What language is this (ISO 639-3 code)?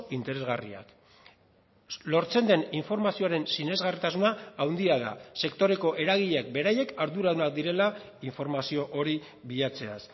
eus